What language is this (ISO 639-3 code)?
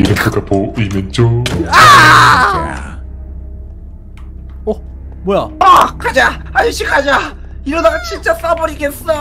kor